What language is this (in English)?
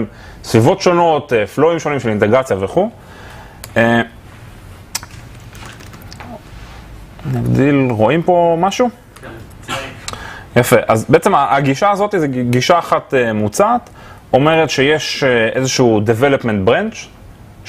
Hebrew